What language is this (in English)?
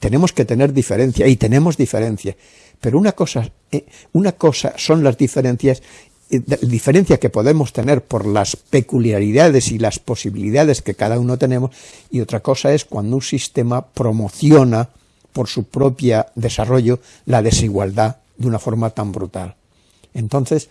Spanish